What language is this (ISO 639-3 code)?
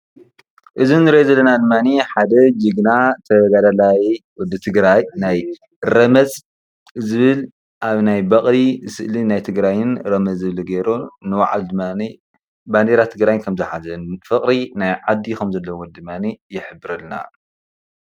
tir